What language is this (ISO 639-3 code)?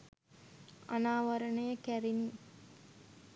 sin